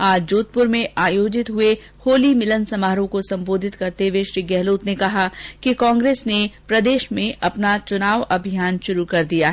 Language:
Hindi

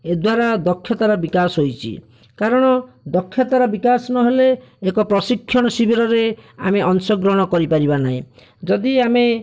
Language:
Odia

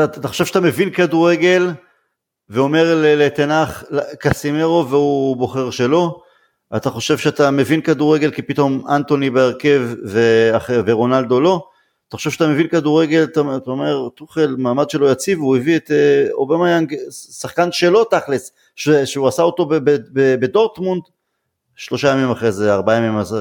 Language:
Hebrew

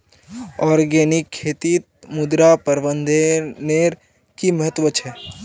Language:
Magahi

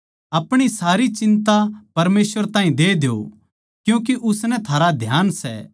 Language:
Haryanvi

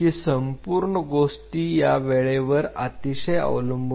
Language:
Marathi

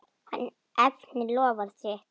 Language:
Icelandic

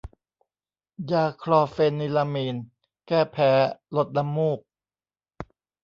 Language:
Thai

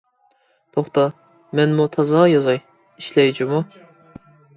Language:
Uyghur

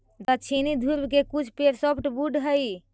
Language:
Magahi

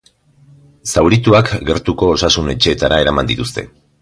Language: Basque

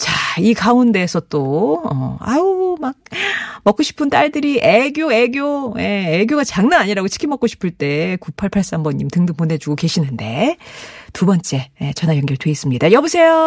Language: Korean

